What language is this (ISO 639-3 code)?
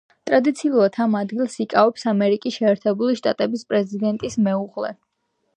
kat